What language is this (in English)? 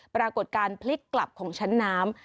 Thai